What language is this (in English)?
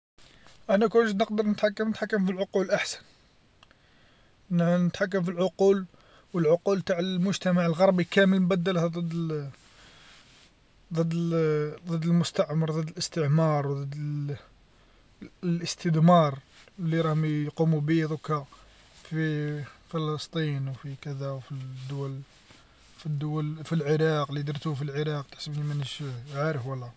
Algerian Arabic